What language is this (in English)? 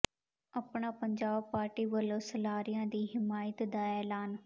Punjabi